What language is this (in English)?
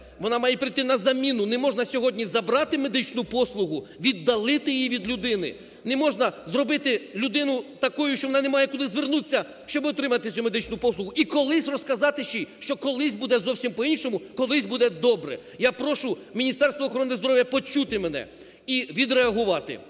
Ukrainian